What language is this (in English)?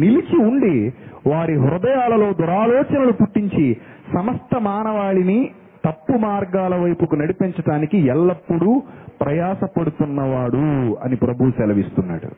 Telugu